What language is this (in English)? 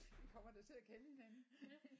Danish